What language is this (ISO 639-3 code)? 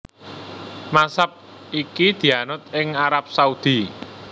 jav